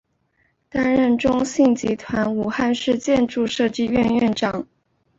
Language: Chinese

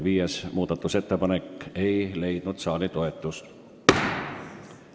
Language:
Estonian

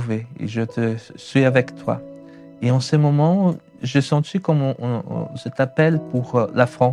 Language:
French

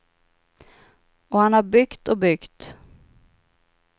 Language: Swedish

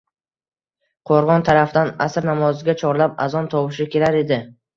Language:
Uzbek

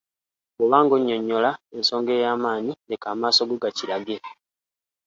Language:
Ganda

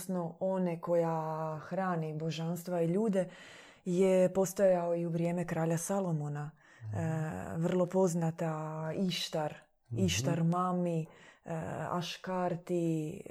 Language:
Croatian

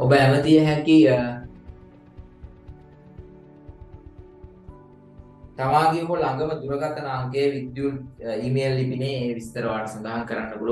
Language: Indonesian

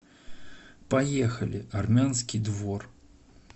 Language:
Russian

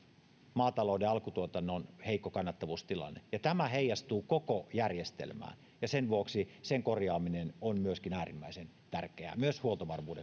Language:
Finnish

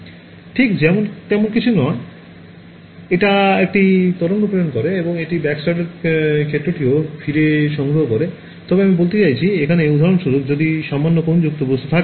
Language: Bangla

